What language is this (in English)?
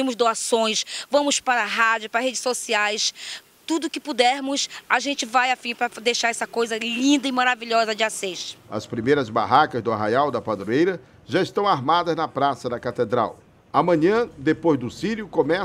Portuguese